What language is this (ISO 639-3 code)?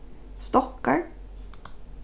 fao